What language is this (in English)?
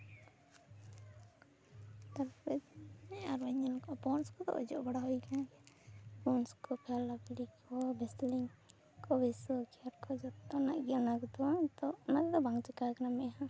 Santali